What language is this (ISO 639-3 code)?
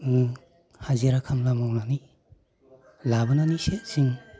brx